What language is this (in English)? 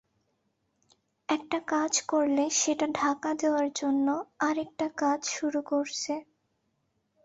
Bangla